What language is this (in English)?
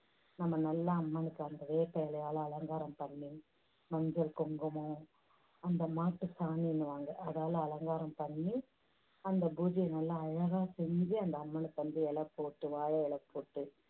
Tamil